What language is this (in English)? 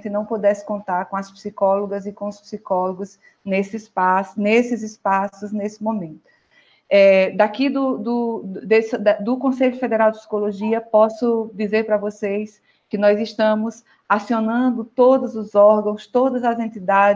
Portuguese